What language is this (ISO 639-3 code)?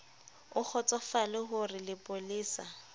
sot